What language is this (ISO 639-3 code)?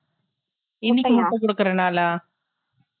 tam